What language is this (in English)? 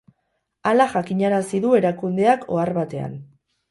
Basque